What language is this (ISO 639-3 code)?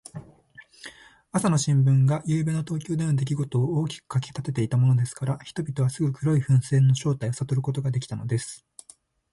jpn